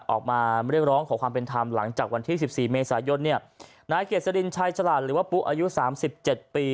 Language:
Thai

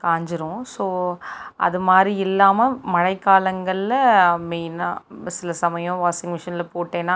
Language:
Tamil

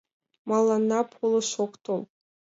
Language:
Mari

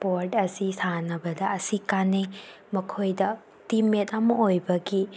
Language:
Manipuri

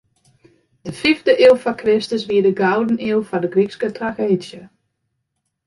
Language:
Western Frisian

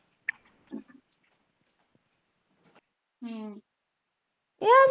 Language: Punjabi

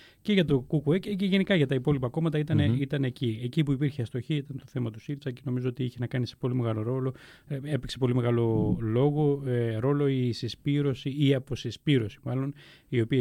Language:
Greek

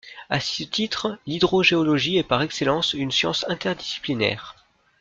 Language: French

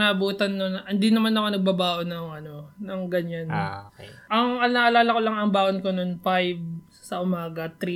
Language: Filipino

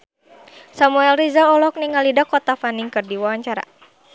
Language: Sundanese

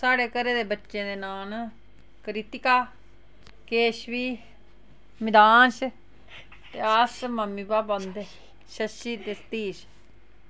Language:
Dogri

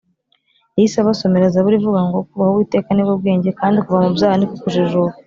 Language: Kinyarwanda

